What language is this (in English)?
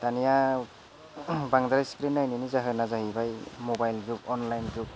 Bodo